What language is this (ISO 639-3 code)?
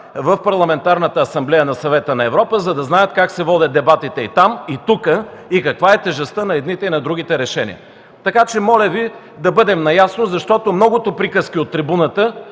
bul